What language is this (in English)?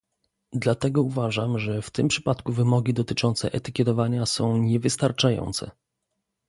Polish